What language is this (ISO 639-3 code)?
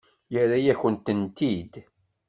kab